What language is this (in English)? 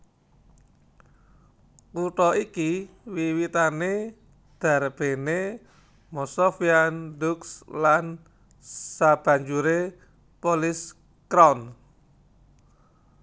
Javanese